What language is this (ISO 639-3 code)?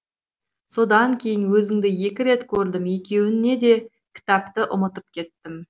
kaz